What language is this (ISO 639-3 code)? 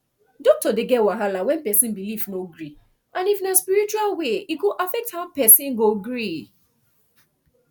pcm